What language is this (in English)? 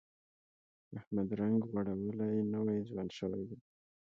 Pashto